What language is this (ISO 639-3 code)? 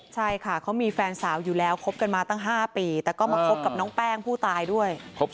tha